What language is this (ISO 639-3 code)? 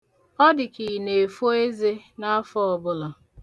ibo